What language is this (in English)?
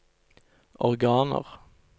Norwegian